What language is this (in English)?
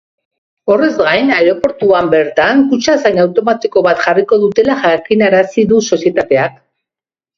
Basque